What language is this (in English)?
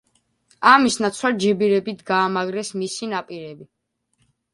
Georgian